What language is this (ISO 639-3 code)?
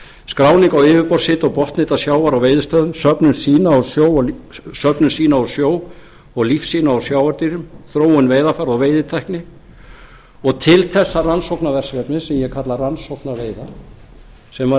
isl